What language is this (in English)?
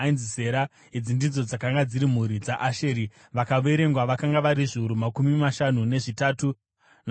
Shona